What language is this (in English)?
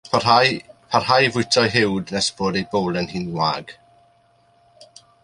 Welsh